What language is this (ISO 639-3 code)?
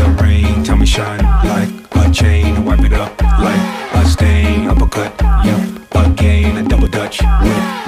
msa